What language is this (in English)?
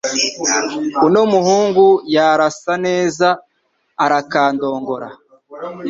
Kinyarwanda